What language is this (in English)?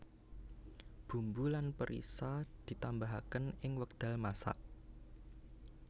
Javanese